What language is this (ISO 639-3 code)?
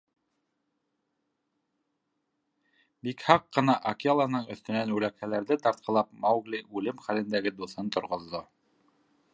bak